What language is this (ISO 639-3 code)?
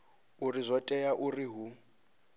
ven